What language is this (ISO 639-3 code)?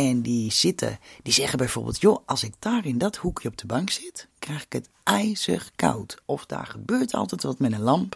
nld